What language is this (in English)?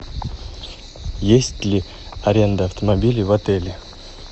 Russian